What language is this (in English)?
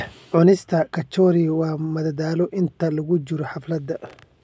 Somali